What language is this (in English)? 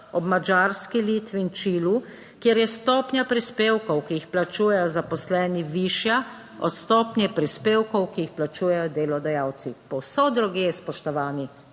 Slovenian